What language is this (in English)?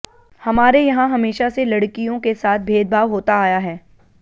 Hindi